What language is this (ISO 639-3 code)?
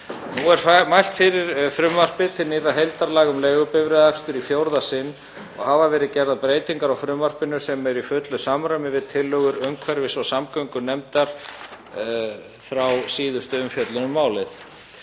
isl